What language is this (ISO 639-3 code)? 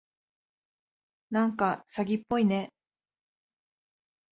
jpn